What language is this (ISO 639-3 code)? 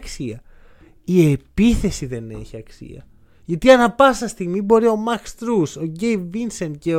ell